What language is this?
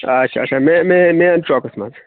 Kashmiri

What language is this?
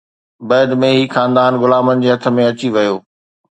Sindhi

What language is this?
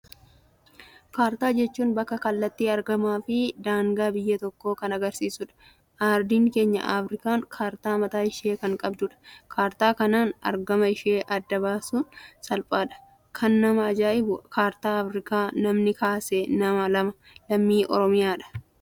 Oromo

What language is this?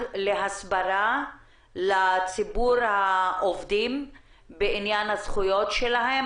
Hebrew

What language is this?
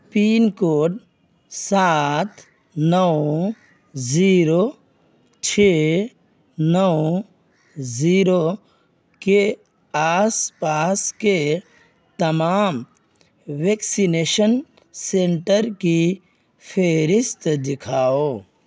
Urdu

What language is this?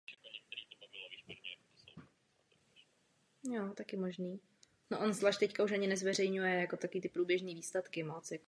Czech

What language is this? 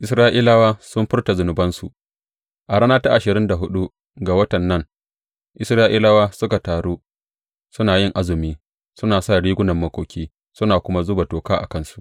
Hausa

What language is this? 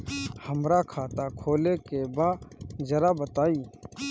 Bhojpuri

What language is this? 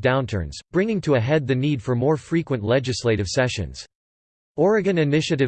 English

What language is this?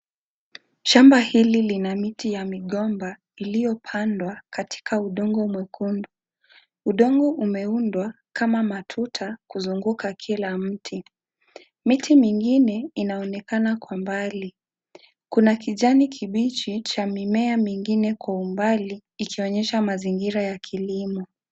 Swahili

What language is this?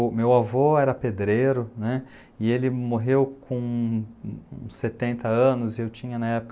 Portuguese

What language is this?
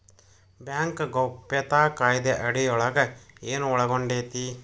Kannada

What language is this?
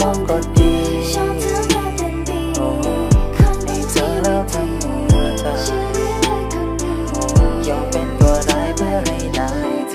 Thai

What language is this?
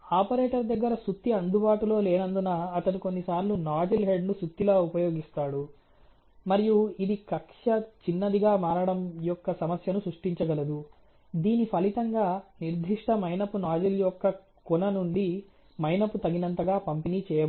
Telugu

